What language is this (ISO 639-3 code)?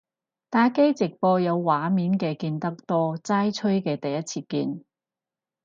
yue